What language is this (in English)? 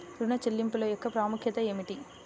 Telugu